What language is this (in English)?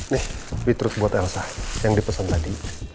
Indonesian